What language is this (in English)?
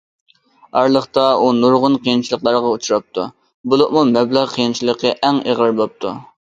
Uyghur